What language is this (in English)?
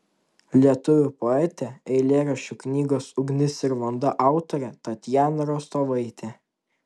Lithuanian